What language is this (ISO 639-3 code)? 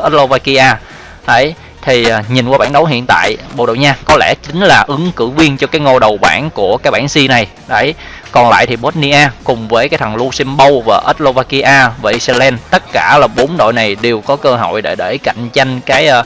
vie